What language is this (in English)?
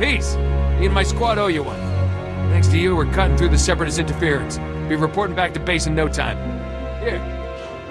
English